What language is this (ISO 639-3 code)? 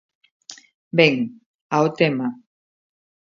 glg